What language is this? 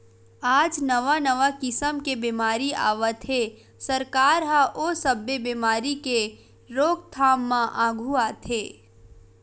Chhattisgarhi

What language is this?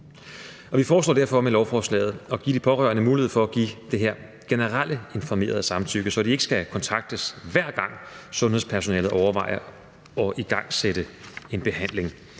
Danish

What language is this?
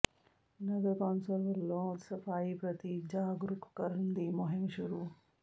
Punjabi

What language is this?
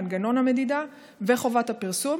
Hebrew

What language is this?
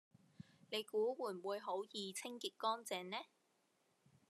Cantonese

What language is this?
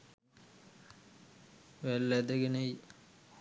Sinhala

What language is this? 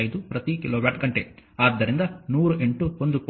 Kannada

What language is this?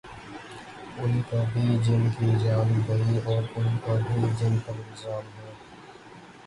Urdu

